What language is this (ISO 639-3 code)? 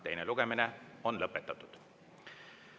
est